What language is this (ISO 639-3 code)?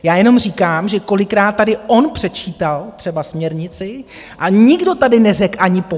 ces